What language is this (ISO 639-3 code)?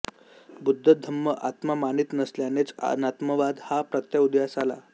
mar